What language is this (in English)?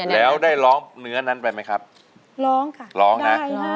Thai